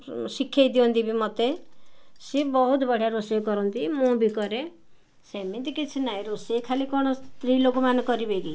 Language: Odia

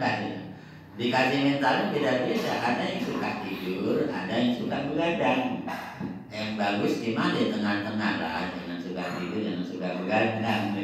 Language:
Indonesian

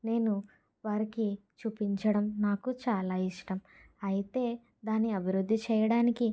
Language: Telugu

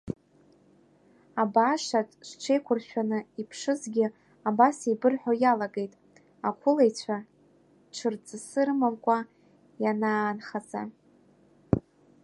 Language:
Abkhazian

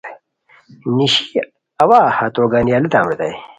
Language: Khowar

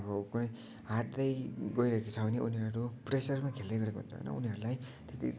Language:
Nepali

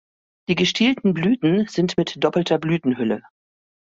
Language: German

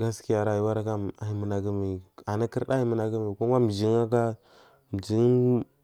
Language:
Marghi South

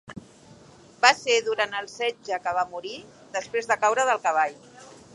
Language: Catalan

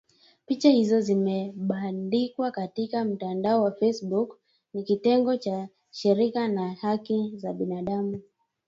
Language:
Swahili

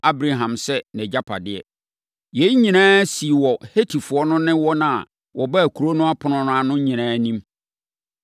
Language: Akan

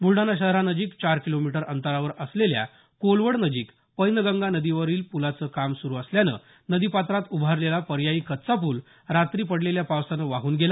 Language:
Marathi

